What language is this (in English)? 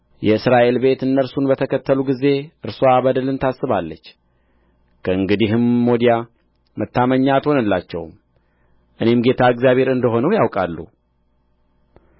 Amharic